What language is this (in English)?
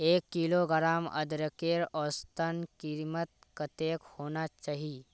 Magahi